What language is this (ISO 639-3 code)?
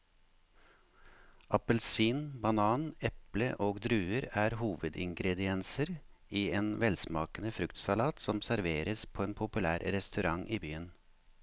nor